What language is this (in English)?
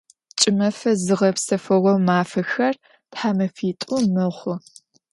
Adyghe